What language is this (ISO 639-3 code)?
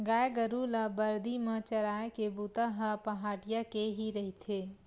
hne